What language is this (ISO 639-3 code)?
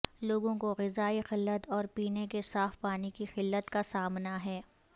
urd